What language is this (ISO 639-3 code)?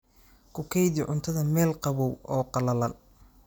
som